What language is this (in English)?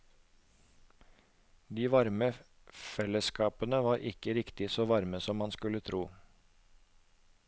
Norwegian